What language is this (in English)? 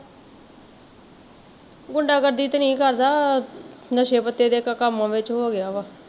Punjabi